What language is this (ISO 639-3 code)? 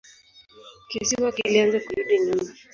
swa